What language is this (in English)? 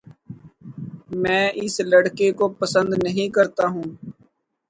Urdu